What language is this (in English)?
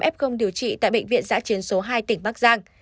Vietnamese